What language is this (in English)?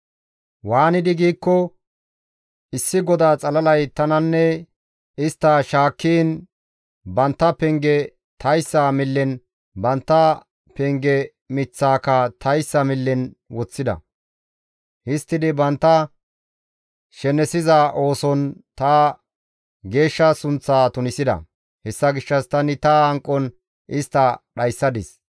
Gamo